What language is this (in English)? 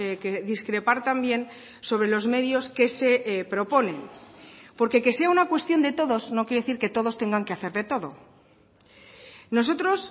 Spanish